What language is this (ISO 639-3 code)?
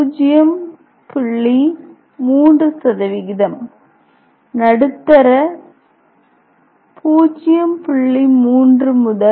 tam